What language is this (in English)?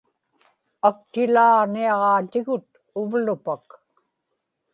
Inupiaq